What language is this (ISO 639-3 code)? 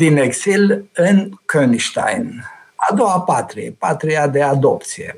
ron